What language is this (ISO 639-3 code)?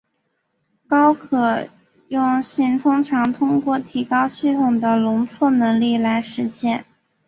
zho